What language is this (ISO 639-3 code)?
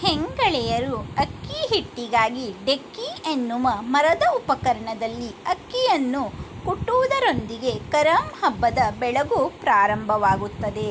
kan